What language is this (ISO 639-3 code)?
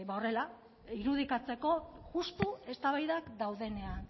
eus